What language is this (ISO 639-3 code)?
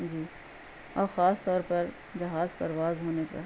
urd